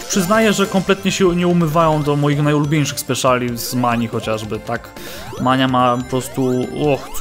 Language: Polish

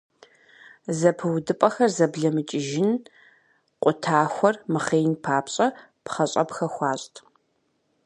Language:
Kabardian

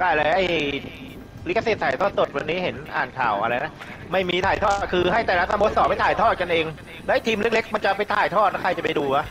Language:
Thai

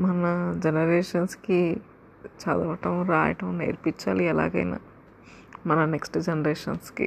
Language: Telugu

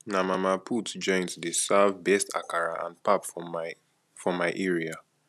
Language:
Nigerian Pidgin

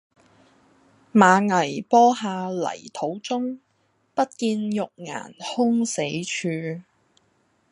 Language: Cantonese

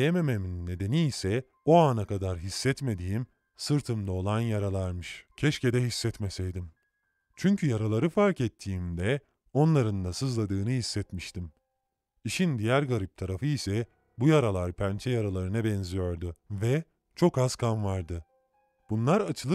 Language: Turkish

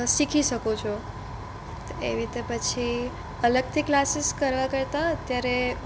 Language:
Gujarati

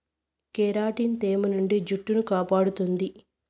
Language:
Telugu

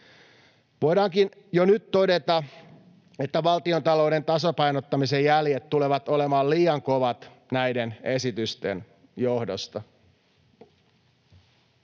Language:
Finnish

